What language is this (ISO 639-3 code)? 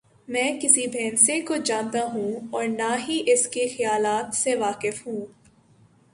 urd